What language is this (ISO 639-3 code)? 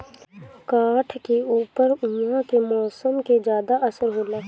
bho